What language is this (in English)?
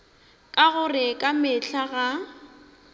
Northern Sotho